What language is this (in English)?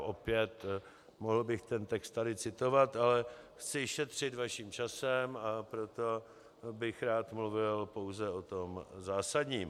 Czech